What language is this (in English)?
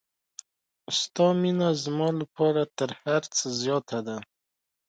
Pashto